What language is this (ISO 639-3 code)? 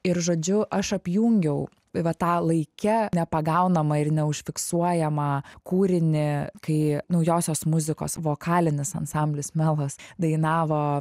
lit